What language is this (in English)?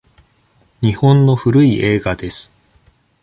Japanese